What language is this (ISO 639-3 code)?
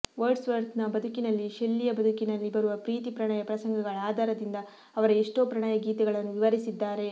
kan